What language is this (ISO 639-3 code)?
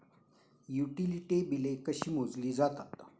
mar